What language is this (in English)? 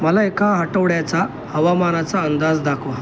Marathi